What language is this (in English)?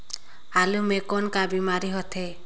Chhattisgarhi